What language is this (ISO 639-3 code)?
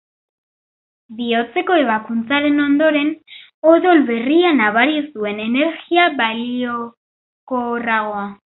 eus